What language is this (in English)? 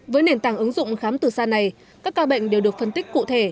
Vietnamese